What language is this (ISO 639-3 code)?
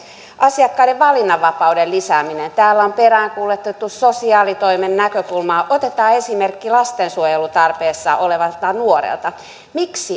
fin